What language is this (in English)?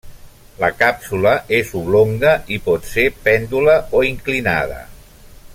Catalan